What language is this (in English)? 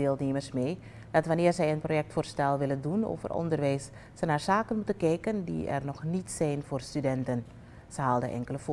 Dutch